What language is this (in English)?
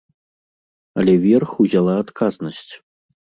Belarusian